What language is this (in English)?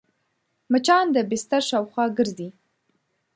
Pashto